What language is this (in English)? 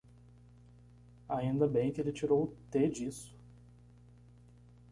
Portuguese